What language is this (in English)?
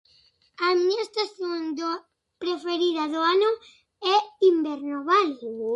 Galician